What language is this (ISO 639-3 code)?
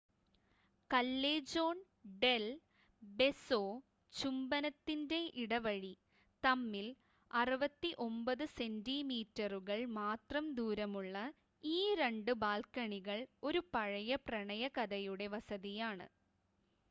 mal